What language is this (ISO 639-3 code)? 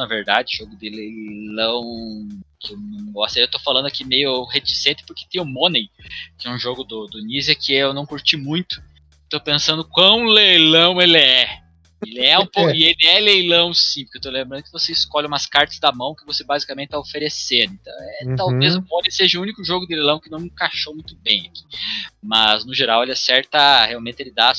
por